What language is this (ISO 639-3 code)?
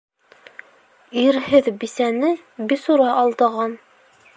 bak